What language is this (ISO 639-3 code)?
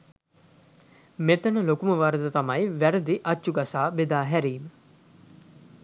sin